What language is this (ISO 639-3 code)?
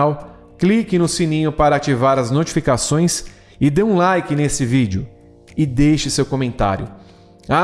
por